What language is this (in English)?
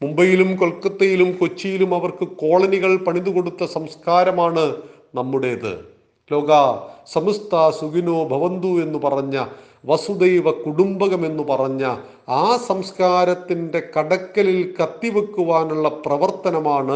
Malayalam